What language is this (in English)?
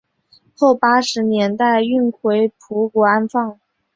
Chinese